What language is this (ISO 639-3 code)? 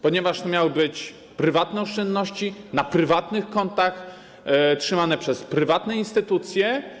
pol